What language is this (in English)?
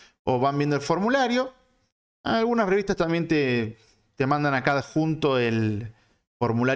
Spanish